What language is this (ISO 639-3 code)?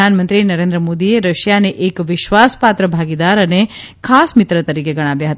guj